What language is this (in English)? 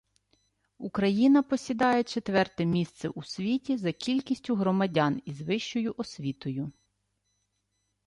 Ukrainian